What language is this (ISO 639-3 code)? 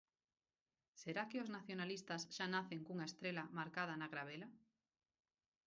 glg